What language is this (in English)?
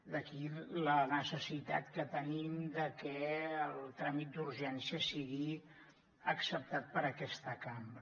Catalan